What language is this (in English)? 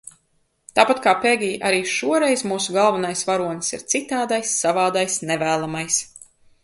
Latvian